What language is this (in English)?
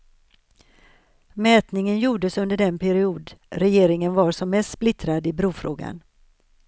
Swedish